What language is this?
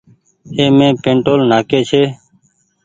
Goaria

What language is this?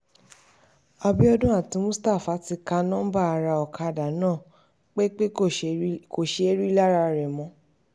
Yoruba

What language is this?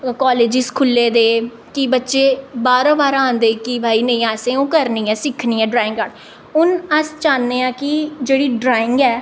Dogri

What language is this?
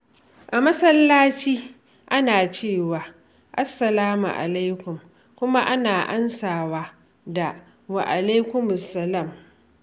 Hausa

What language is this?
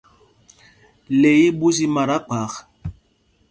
Mpumpong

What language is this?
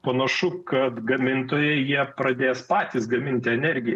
Lithuanian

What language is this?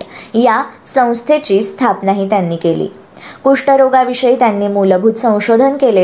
Marathi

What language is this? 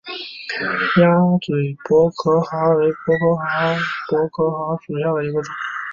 Chinese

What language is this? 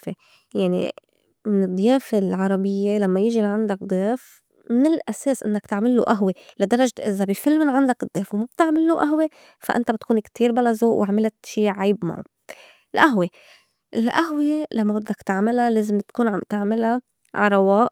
North Levantine Arabic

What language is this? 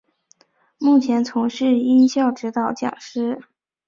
Chinese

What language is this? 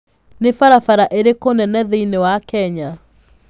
Kikuyu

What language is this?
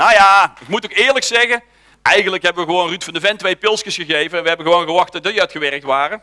Dutch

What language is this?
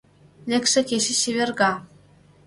Mari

